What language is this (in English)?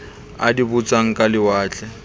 Southern Sotho